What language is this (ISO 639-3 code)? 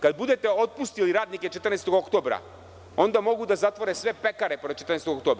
srp